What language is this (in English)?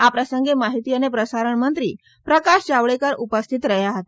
Gujarati